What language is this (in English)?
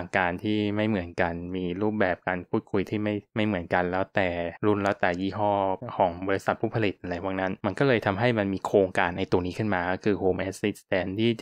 Thai